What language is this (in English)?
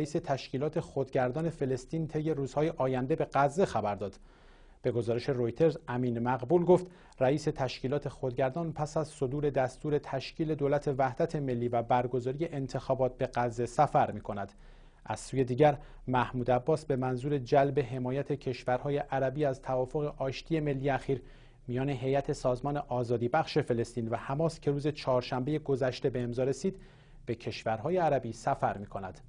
Persian